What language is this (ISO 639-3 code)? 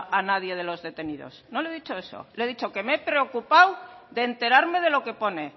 spa